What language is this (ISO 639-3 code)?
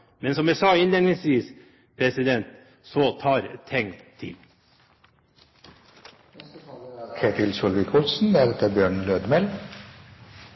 nob